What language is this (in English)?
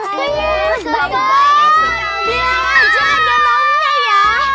Indonesian